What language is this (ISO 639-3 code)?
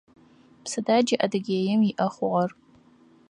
ady